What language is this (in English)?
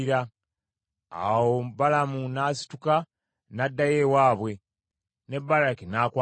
Ganda